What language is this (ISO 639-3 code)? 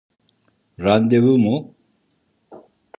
tur